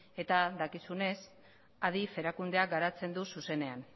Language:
Basque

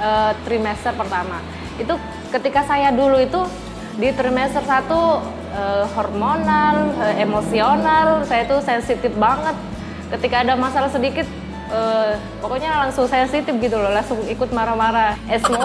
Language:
Indonesian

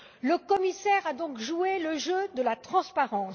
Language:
French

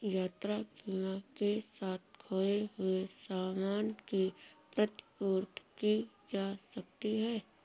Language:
Hindi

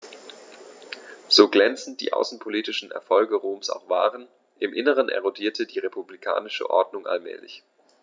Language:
German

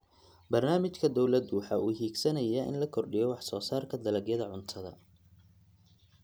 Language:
Somali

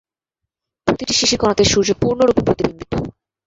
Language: Bangla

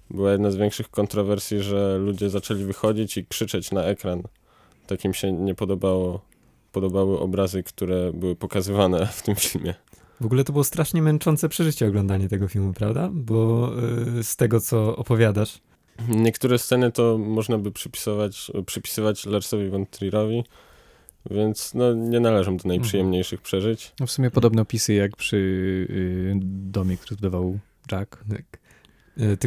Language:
Polish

